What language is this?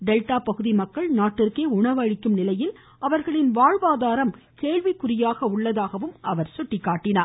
Tamil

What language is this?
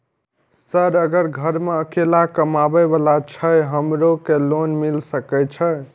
Maithili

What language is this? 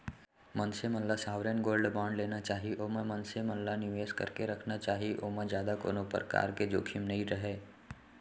Chhattisgarhi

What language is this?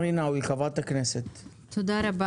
Hebrew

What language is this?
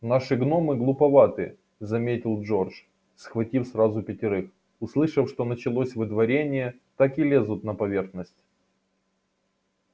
Russian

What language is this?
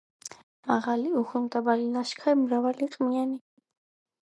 Georgian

